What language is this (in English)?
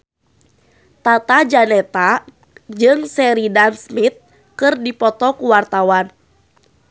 Sundanese